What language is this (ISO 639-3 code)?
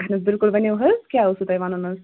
kas